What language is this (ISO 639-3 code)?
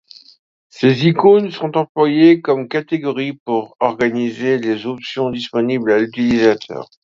fra